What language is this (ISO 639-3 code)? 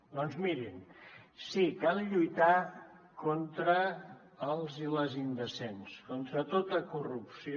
cat